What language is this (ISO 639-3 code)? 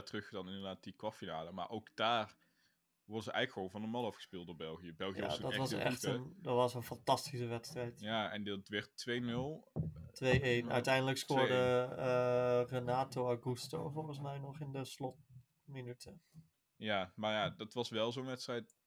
nld